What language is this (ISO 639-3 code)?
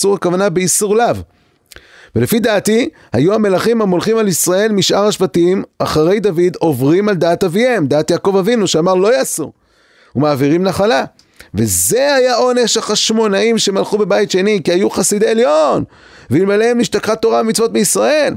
heb